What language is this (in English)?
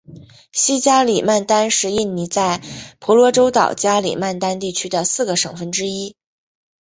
Chinese